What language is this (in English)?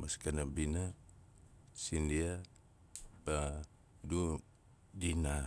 Nalik